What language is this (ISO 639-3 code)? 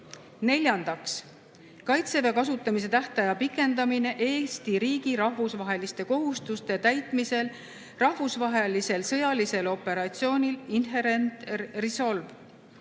est